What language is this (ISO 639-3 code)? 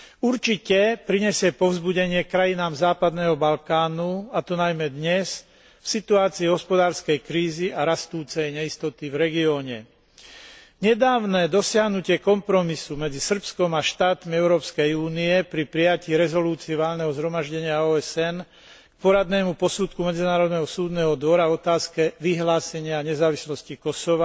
slk